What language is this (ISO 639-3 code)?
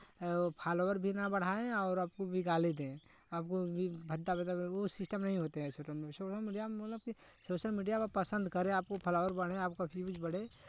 hin